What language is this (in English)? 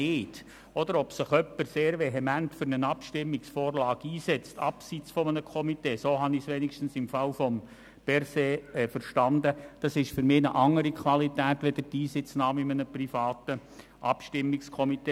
Swiss German